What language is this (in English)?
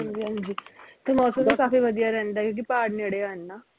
Punjabi